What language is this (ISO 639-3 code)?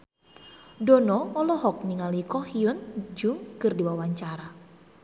sun